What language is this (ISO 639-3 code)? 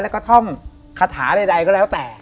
tha